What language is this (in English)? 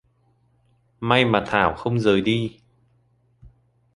Vietnamese